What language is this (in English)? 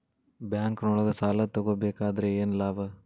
Kannada